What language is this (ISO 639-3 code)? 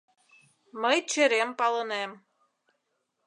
chm